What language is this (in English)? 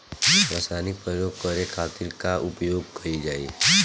Bhojpuri